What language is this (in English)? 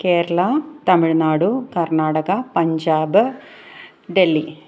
Malayalam